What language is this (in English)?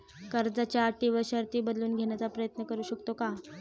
Marathi